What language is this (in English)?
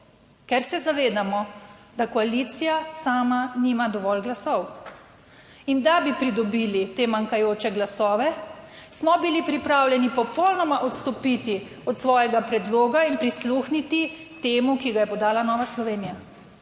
Slovenian